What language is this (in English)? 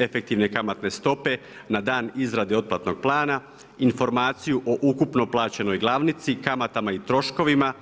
Croatian